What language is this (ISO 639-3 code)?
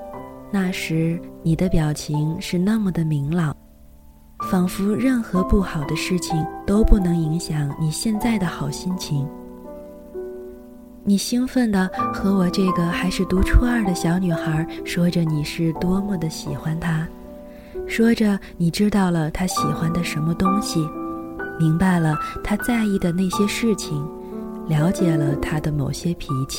zho